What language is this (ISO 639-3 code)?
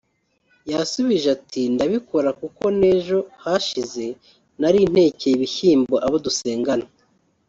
kin